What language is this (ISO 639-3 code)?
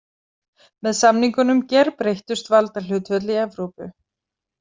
isl